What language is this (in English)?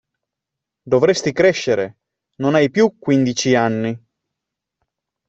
Italian